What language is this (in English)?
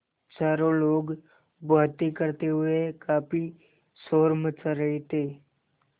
Hindi